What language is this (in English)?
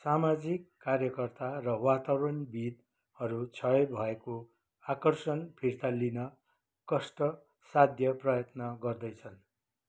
Nepali